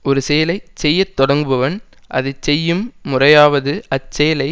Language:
Tamil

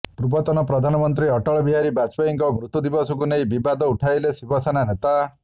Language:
Odia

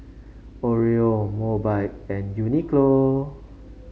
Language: English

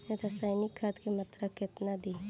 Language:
Bhojpuri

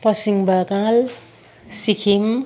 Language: Nepali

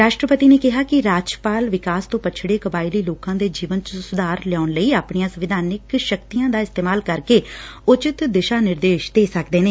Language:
Punjabi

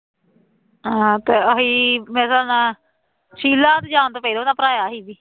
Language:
Punjabi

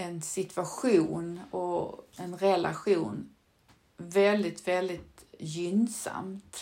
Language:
Swedish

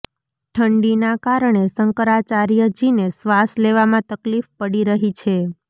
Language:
Gujarati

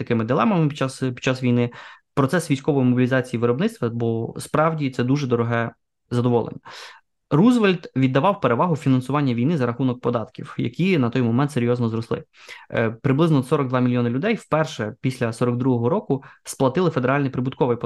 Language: Ukrainian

